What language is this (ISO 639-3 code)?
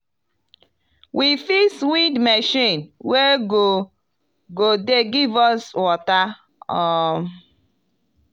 pcm